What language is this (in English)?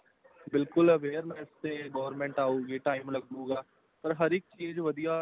Punjabi